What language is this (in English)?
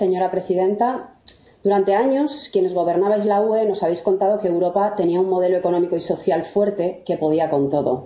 Spanish